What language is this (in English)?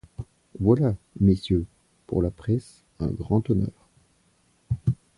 French